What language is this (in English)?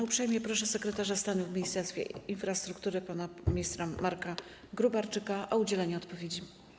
Polish